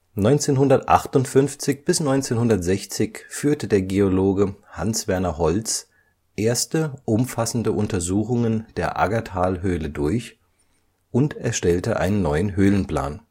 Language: German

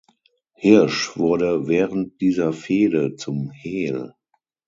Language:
German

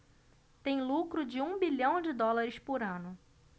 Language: Portuguese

